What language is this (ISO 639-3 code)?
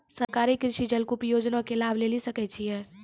mai